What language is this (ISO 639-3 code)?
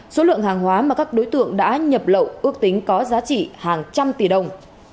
vie